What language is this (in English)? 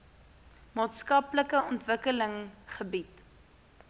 Afrikaans